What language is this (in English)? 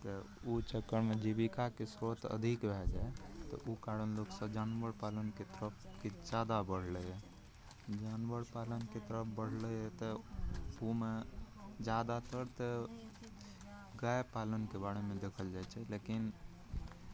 Maithili